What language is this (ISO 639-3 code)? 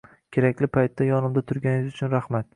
uzb